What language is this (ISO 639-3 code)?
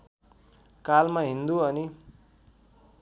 nep